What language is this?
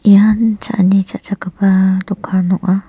Garo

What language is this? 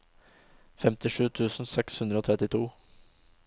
Norwegian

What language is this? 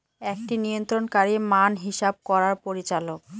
Bangla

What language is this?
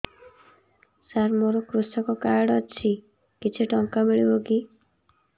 Odia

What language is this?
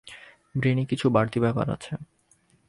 Bangla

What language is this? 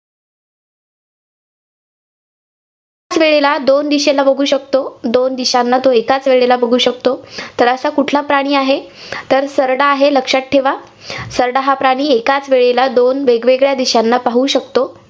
Marathi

